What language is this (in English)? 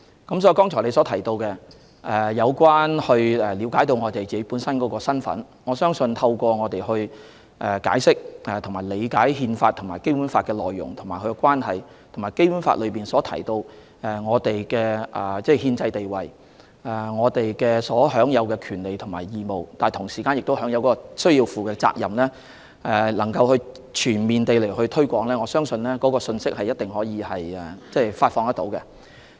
Cantonese